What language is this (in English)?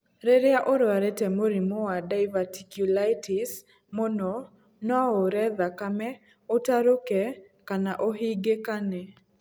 Kikuyu